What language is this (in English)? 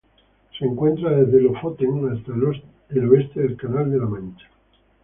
Spanish